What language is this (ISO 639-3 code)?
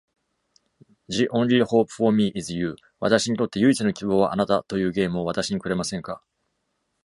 jpn